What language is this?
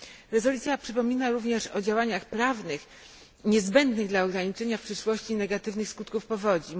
Polish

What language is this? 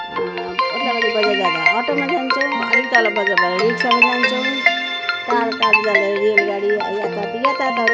Nepali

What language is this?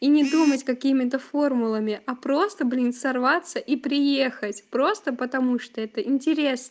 Russian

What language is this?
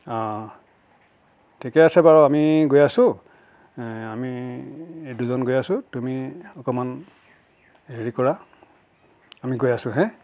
Assamese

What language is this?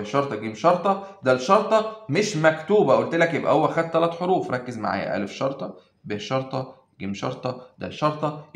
Arabic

